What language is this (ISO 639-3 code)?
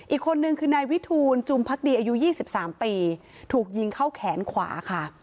tha